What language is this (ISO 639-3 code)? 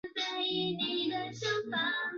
zho